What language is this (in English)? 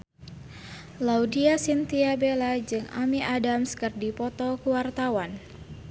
Sundanese